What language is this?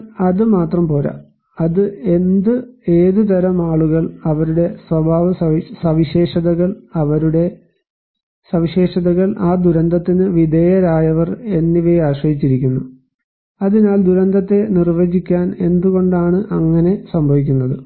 Malayalam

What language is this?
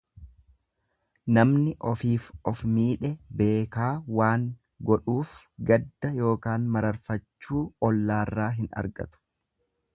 Oromo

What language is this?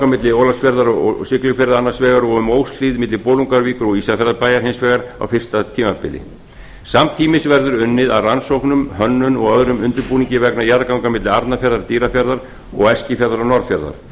Icelandic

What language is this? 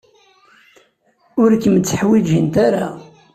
Kabyle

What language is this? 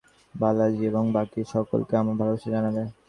Bangla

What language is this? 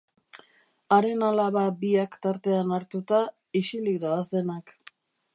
Basque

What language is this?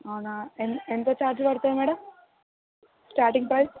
Telugu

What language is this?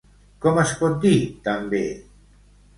Catalan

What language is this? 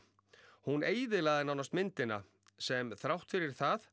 Icelandic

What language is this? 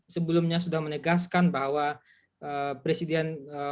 Indonesian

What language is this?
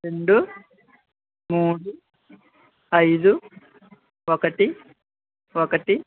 Telugu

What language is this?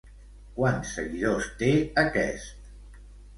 Catalan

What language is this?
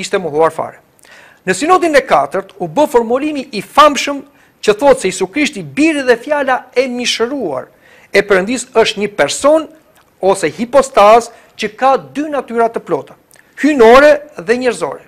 Romanian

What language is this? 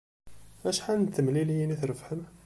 Kabyle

